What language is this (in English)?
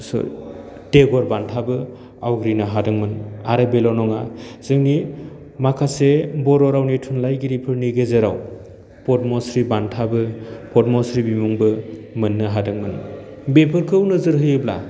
Bodo